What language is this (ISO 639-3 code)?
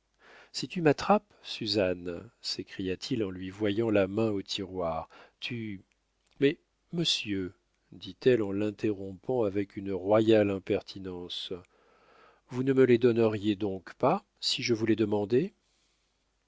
fra